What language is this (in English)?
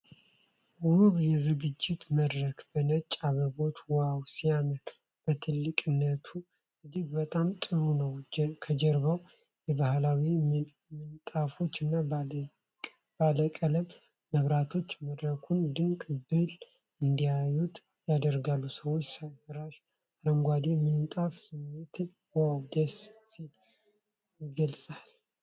Amharic